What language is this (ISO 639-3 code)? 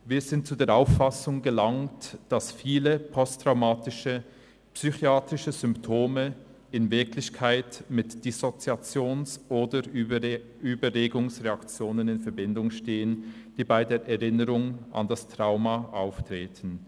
gsw